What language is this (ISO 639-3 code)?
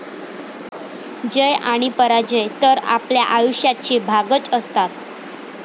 mar